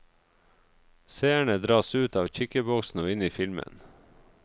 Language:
Norwegian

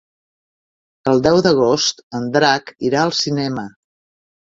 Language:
Catalan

